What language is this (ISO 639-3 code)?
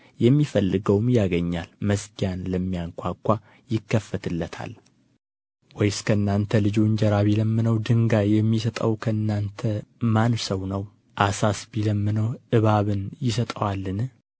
amh